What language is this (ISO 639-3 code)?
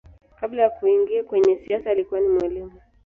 swa